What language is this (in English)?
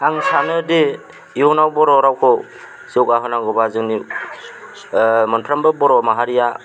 Bodo